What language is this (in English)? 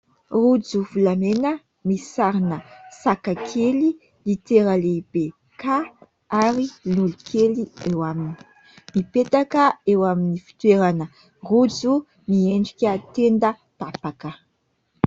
Malagasy